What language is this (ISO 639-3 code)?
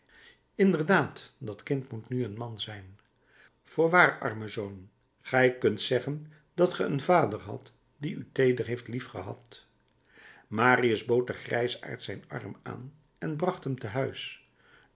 nld